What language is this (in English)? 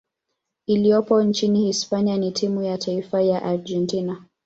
Swahili